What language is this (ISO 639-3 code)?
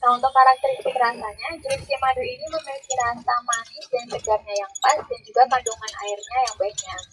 ind